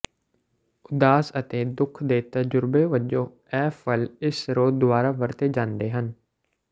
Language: Punjabi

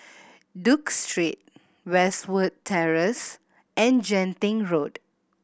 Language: English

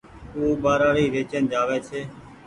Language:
Goaria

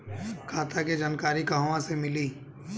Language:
Bhojpuri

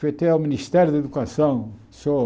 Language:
Portuguese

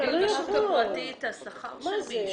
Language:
Hebrew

